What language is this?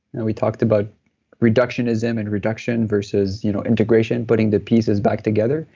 English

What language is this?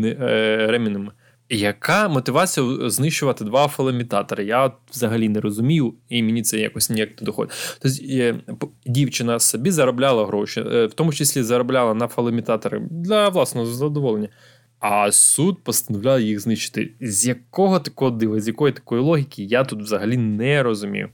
Ukrainian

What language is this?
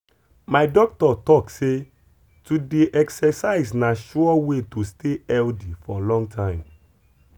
Nigerian Pidgin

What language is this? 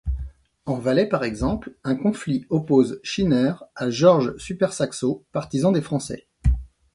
French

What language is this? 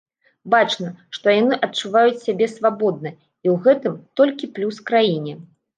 Belarusian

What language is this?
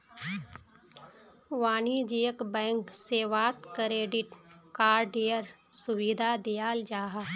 Magahi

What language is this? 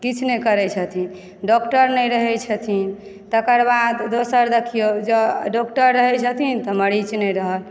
Maithili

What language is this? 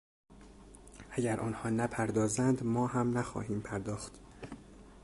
Persian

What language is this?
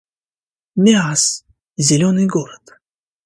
Russian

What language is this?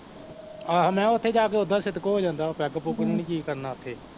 Punjabi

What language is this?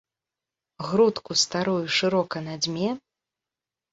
Belarusian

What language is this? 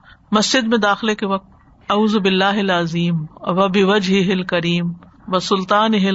Urdu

